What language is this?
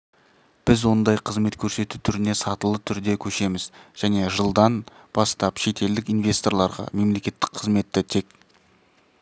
Kazakh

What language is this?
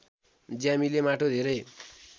Nepali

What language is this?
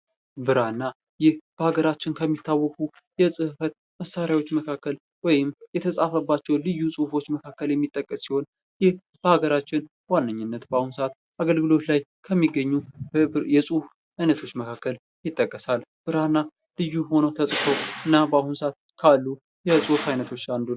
Amharic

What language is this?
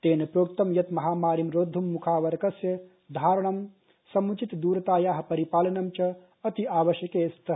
Sanskrit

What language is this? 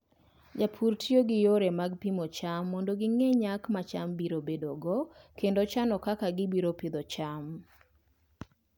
Luo (Kenya and Tanzania)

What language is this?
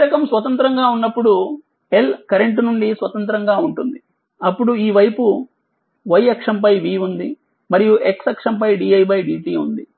Telugu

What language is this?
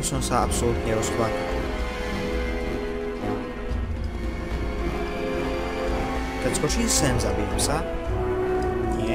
Czech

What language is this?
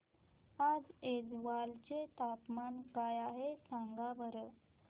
Marathi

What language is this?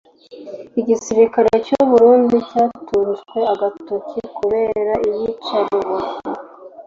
Kinyarwanda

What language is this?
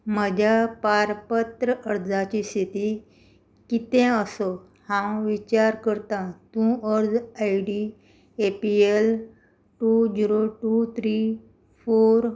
Konkani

